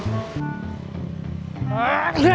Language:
Indonesian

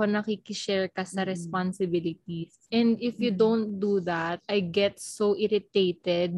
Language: Filipino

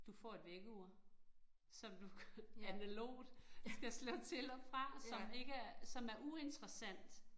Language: Danish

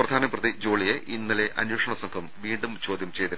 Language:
Malayalam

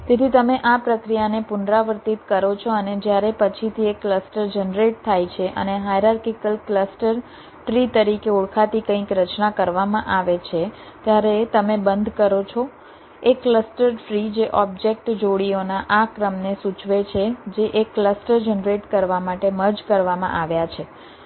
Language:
Gujarati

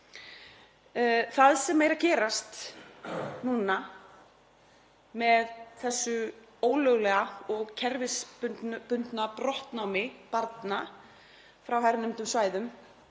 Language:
Icelandic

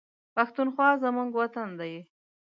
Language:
Pashto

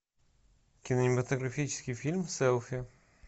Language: Russian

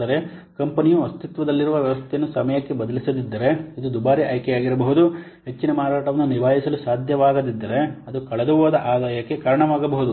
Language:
Kannada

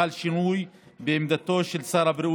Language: Hebrew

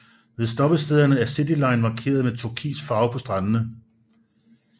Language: Danish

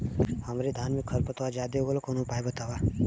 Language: Bhojpuri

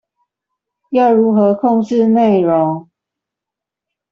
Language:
Chinese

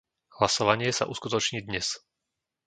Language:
Slovak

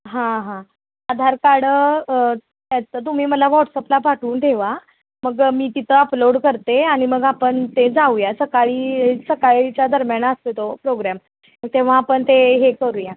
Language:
Marathi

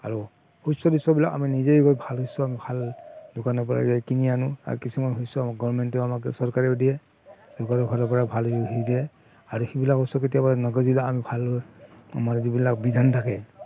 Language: Assamese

